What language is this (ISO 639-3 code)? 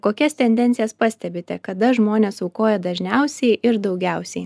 lit